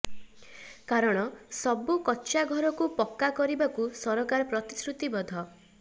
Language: Odia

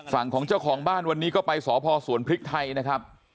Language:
Thai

